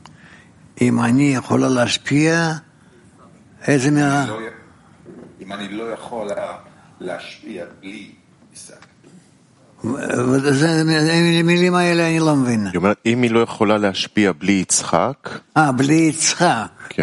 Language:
Turkish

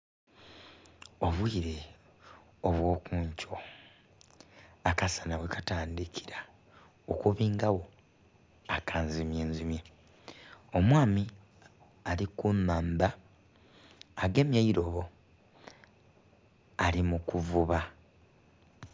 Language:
Soga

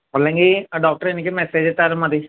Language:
Malayalam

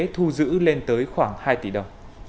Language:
Vietnamese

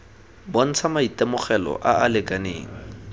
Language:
Tswana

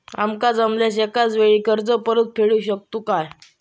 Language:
Marathi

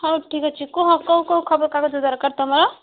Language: Odia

